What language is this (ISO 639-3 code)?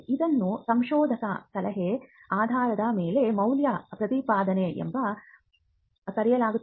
kan